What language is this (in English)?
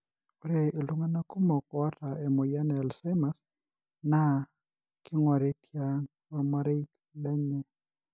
Masai